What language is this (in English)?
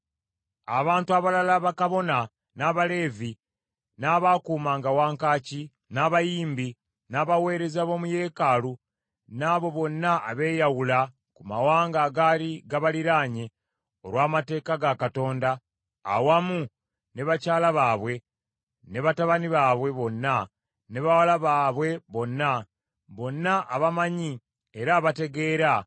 Ganda